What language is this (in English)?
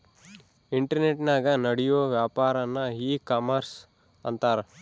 Kannada